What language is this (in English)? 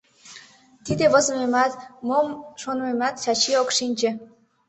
Mari